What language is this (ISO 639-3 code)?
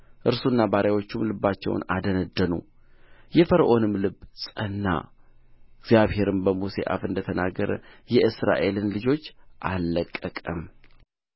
amh